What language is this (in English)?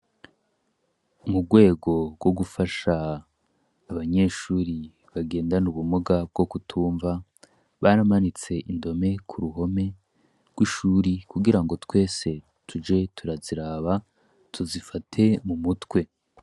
Rundi